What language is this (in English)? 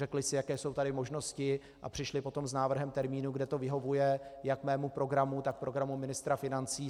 Czech